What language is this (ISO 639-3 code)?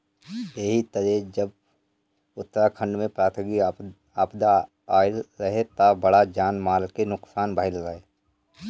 bho